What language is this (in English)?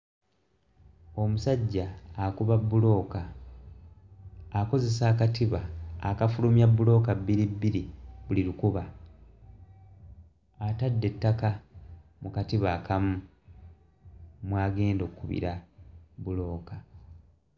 Ganda